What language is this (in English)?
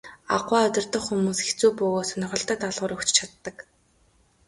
Mongolian